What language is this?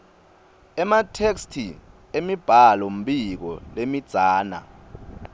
Swati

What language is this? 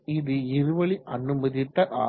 Tamil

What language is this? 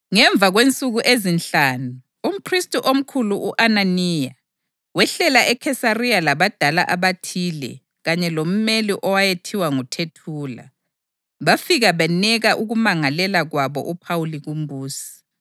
North Ndebele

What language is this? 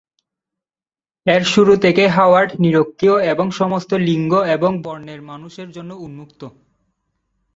Bangla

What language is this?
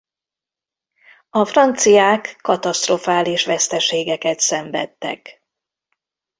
Hungarian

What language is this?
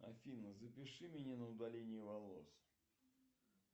Russian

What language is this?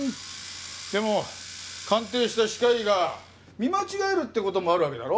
Japanese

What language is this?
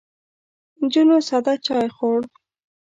Pashto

